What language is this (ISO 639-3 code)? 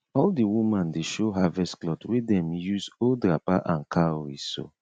pcm